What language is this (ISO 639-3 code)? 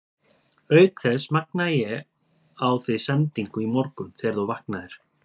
isl